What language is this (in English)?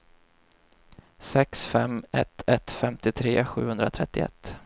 Swedish